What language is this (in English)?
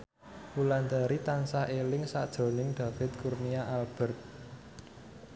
Javanese